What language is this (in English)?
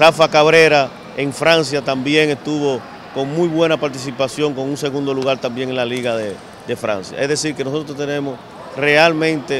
Spanish